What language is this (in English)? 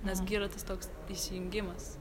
Lithuanian